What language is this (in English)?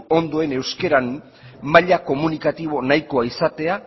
Basque